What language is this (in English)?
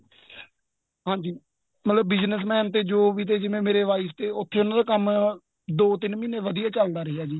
Punjabi